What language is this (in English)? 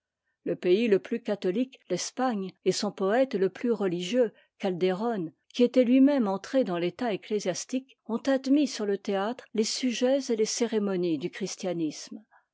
French